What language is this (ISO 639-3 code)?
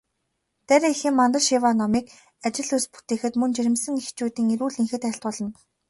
mon